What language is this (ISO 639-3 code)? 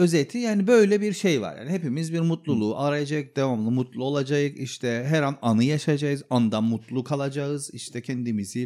tur